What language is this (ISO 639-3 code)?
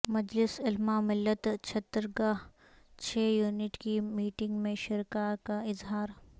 urd